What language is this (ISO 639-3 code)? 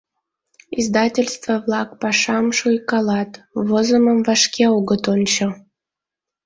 chm